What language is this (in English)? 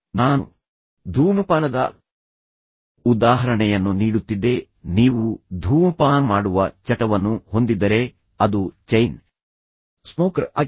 Kannada